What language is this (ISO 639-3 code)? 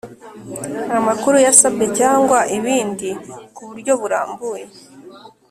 kin